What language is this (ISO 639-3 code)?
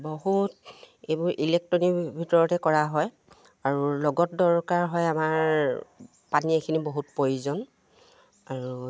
asm